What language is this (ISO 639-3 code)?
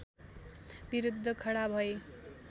nep